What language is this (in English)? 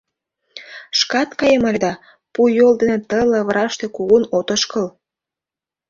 Mari